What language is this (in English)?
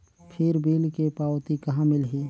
Chhattisgarhi